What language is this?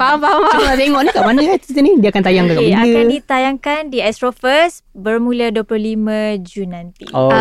Malay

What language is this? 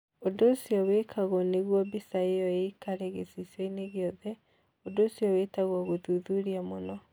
Kikuyu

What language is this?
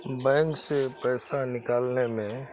Urdu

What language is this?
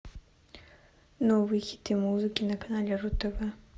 Russian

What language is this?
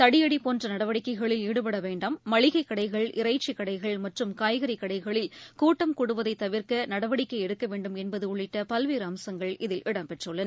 Tamil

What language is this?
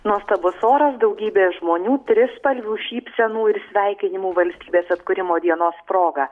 Lithuanian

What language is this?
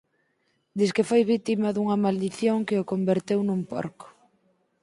Galician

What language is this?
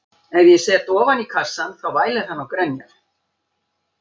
Icelandic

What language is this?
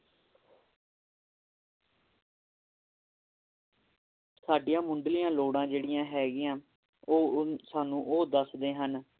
Punjabi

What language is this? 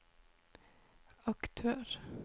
Norwegian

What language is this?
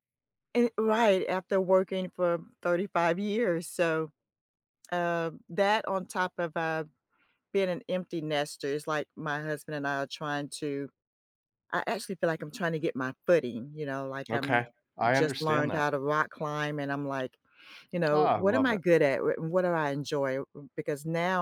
English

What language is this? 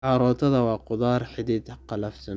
Somali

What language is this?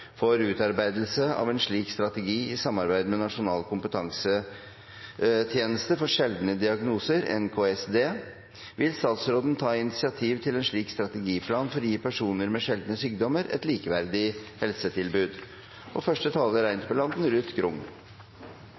Norwegian Bokmål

